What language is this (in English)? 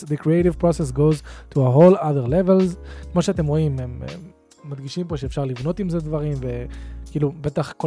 Hebrew